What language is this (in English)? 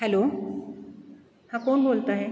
Marathi